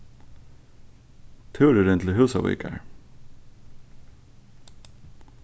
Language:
Faroese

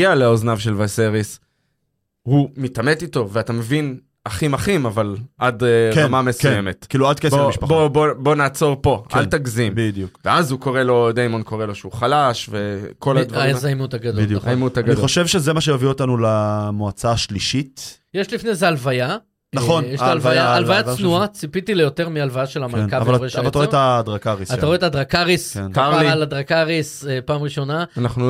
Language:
Hebrew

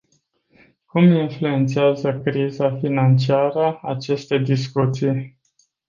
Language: Romanian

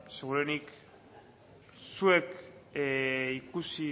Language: Basque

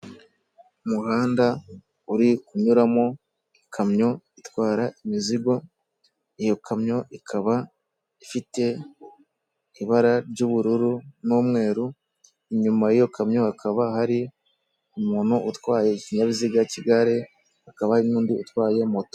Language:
Kinyarwanda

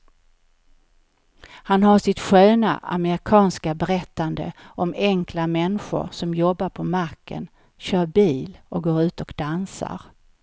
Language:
Swedish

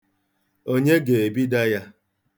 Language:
Igbo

